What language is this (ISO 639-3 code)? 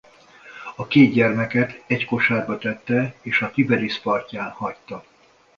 hun